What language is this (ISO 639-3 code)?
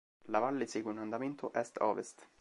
ita